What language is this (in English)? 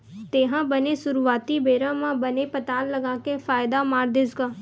Chhattisgarhi